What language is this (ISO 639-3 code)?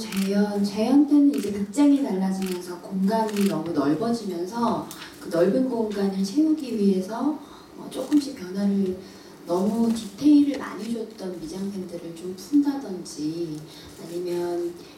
kor